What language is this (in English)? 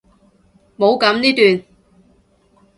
Cantonese